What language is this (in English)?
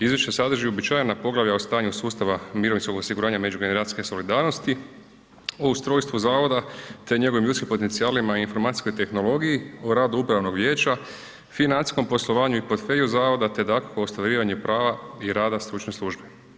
Croatian